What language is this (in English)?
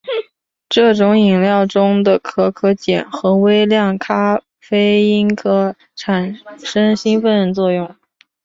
Chinese